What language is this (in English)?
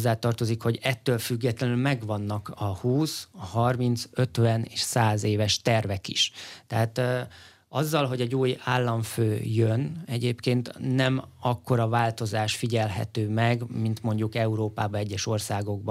Hungarian